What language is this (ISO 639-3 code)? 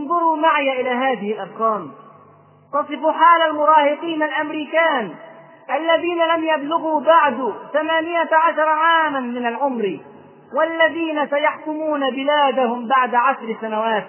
ara